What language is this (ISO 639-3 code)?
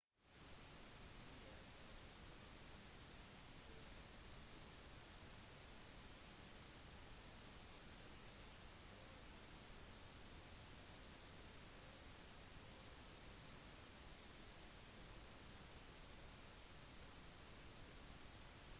nob